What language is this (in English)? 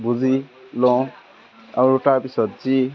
Assamese